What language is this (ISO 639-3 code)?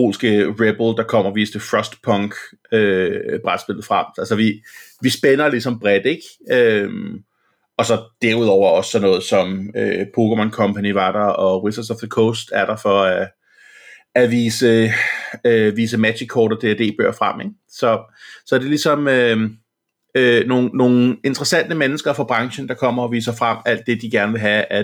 dan